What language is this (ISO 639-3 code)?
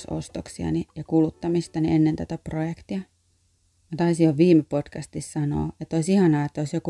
fin